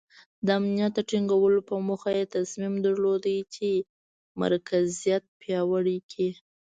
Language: Pashto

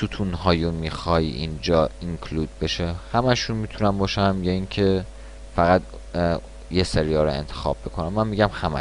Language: Persian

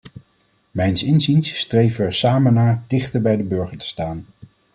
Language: Dutch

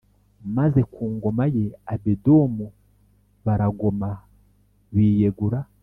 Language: Kinyarwanda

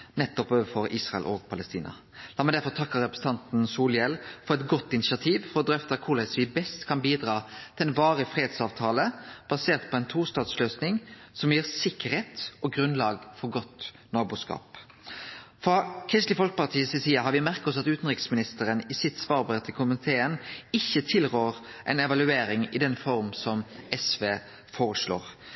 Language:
Norwegian Nynorsk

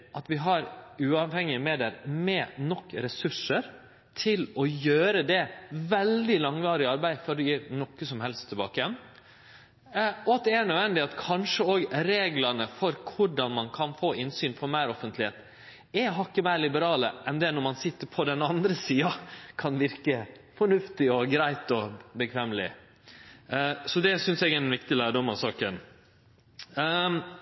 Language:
Norwegian Nynorsk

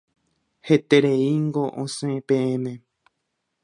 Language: Guarani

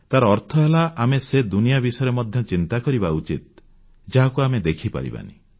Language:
Odia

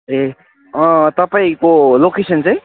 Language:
Nepali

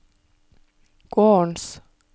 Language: Norwegian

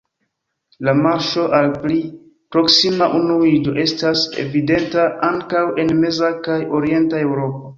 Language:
Esperanto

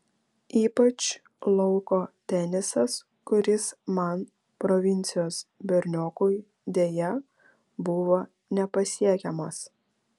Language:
Lithuanian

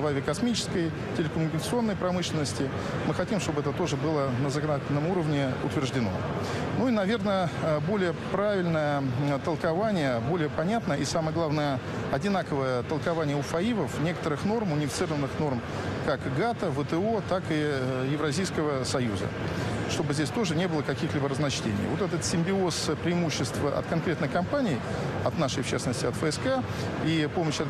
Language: Russian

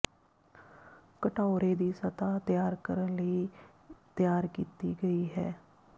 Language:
Punjabi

